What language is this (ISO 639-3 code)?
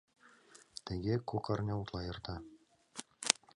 chm